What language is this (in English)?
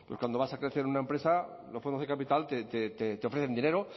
Spanish